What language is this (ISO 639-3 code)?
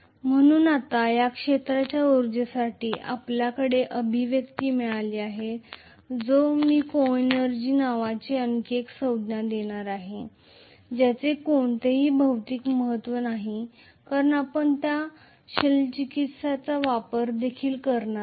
mar